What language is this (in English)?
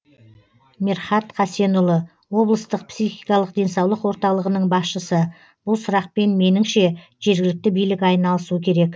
Kazakh